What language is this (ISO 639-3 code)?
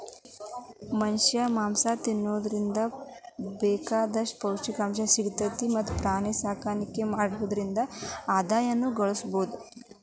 kan